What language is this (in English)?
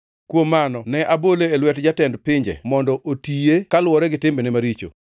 Luo (Kenya and Tanzania)